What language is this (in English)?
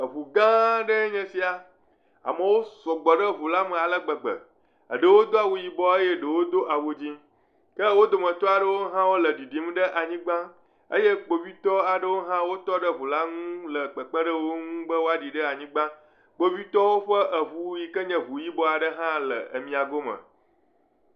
Ewe